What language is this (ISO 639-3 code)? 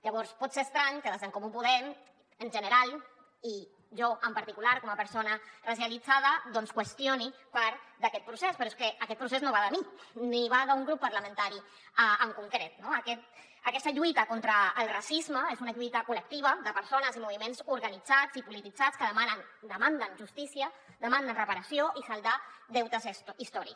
cat